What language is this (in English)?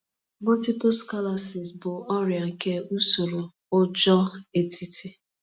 Igbo